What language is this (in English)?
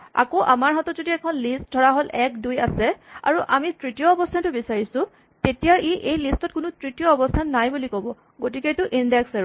Assamese